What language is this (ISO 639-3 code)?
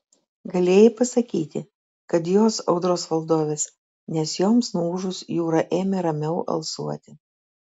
lit